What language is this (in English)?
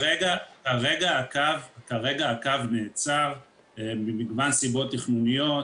Hebrew